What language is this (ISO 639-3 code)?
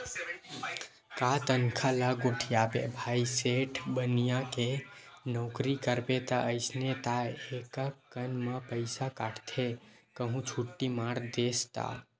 hne